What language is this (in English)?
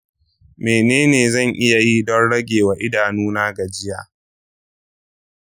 Hausa